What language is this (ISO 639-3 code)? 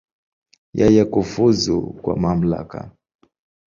swa